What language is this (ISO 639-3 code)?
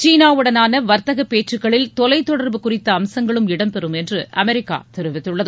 tam